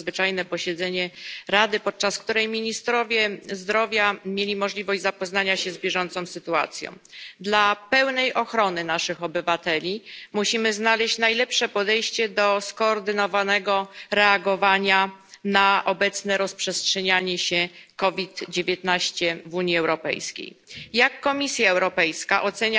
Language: Polish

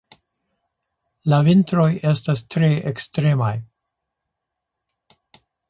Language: Esperanto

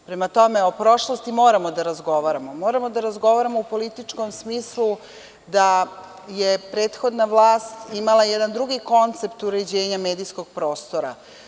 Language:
Serbian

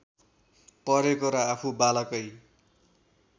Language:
Nepali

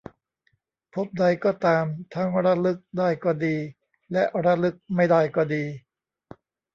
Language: Thai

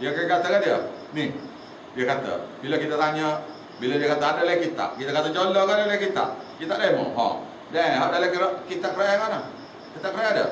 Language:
Malay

